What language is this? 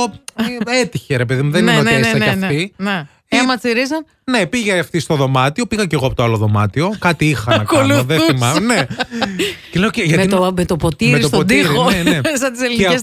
Greek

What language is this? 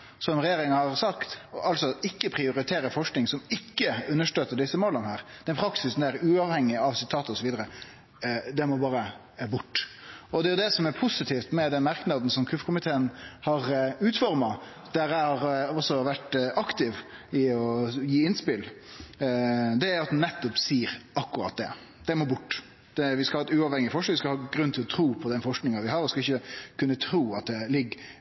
Norwegian Nynorsk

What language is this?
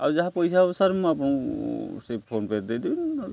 Odia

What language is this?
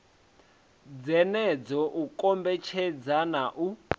Venda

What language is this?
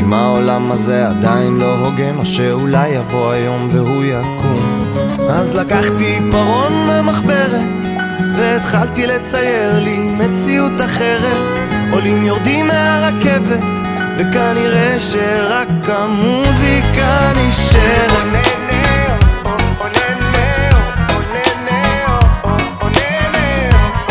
Hebrew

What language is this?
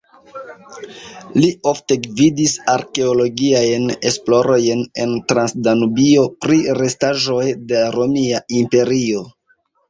Esperanto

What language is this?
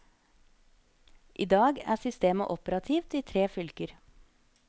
Norwegian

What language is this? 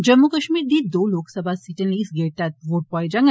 Dogri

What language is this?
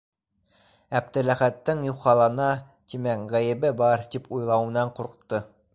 Bashkir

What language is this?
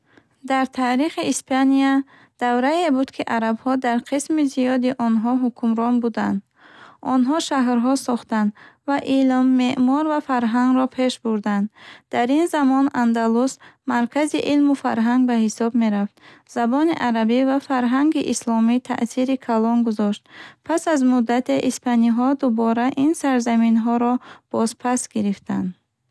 Bukharic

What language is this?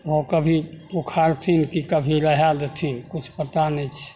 Maithili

